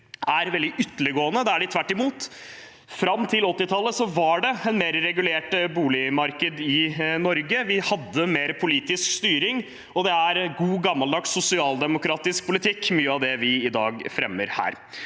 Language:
Norwegian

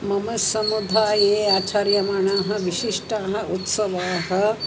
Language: Sanskrit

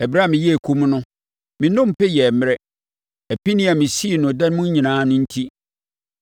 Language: Akan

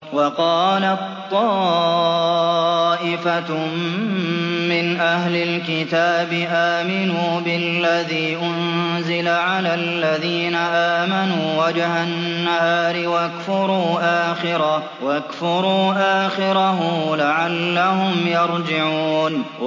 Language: Arabic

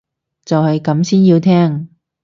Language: Cantonese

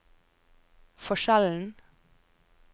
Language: Norwegian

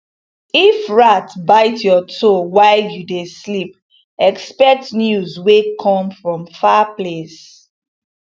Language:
Nigerian Pidgin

